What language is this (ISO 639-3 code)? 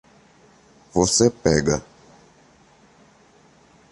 por